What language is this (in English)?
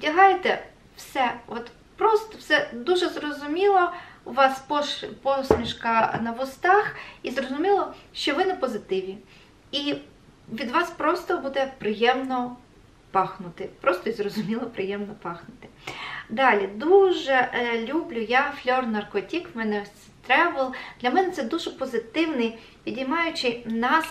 Ukrainian